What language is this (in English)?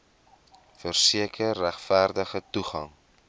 Afrikaans